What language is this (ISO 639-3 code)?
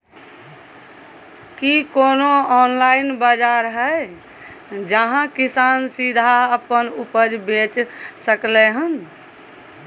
mai